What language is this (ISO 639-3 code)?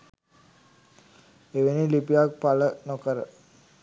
sin